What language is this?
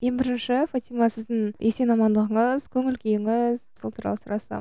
Kazakh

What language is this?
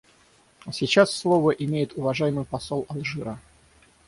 Russian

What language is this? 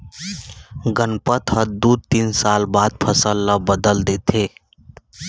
Chhattisgarhi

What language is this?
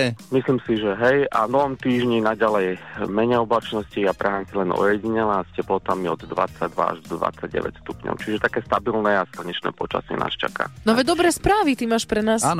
Slovak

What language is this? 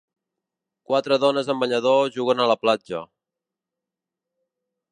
Catalan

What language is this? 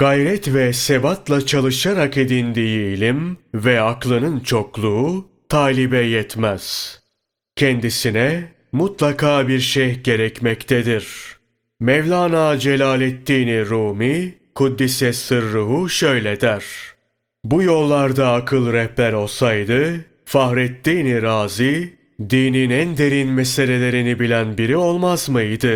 Turkish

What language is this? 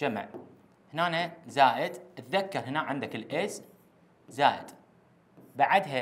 Arabic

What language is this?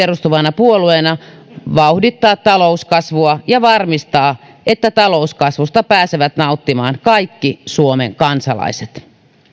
Finnish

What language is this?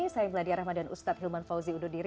Indonesian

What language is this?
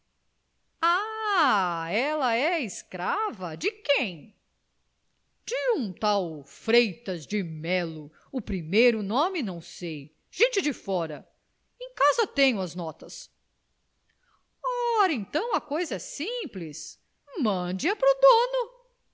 Portuguese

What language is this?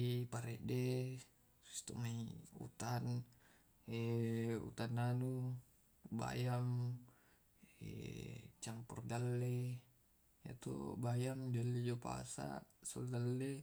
Tae'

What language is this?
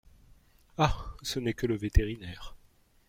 French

